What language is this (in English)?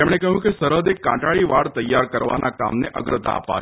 Gujarati